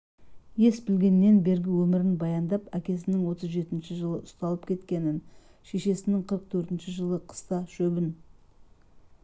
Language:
Kazakh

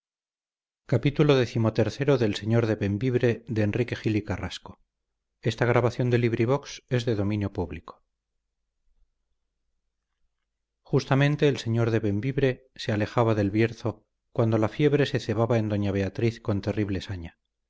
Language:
Spanish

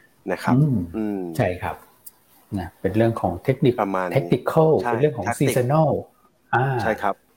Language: Thai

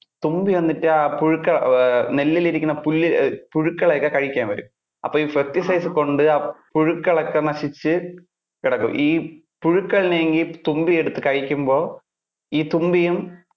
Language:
Malayalam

